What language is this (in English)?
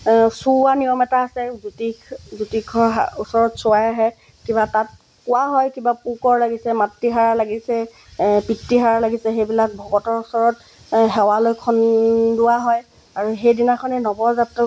Assamese